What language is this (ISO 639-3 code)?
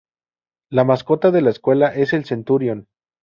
spa